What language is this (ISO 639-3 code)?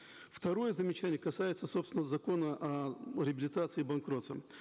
kaz